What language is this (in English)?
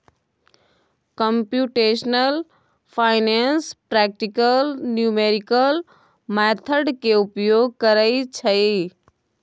Maithili